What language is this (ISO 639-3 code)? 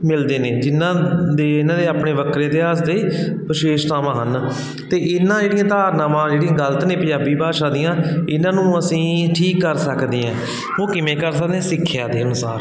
pan